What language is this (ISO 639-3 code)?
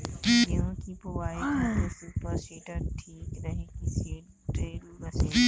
bho